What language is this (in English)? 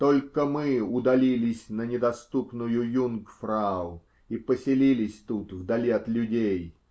Russian